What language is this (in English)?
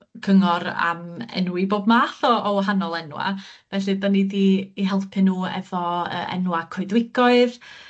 Welsh